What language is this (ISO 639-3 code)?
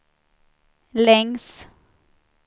swe